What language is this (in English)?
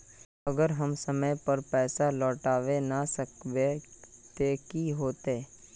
Magahi